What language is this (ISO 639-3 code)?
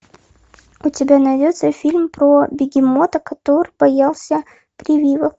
rus